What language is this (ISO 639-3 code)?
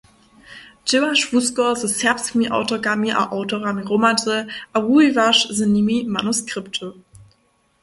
hsb